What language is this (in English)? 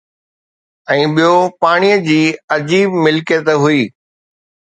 Sindhi